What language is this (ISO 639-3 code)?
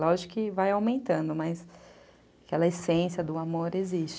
por